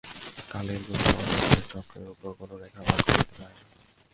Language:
Bangla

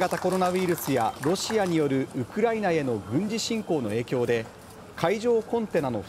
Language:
Japanese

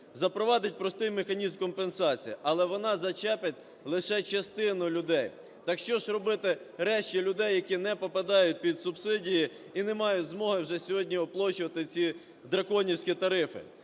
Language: Ukrainian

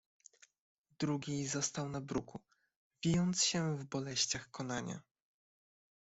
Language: Polish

